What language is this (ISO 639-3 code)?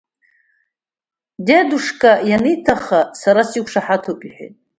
abk